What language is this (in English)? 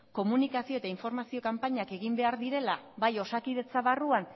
Basque